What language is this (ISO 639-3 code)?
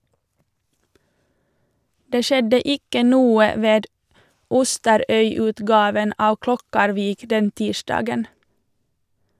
nor